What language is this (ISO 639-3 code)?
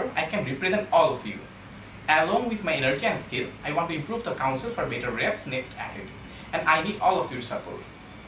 eng